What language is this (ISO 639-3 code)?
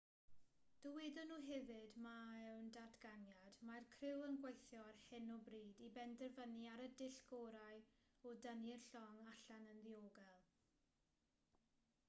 cym